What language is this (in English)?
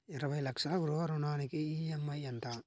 Telugu